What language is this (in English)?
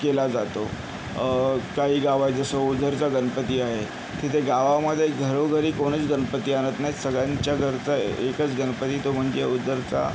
Marathi